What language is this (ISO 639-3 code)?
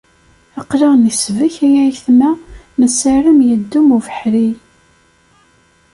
kab